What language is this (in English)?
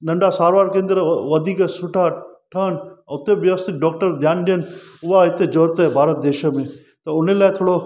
Sindhi